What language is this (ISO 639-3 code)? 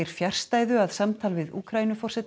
isl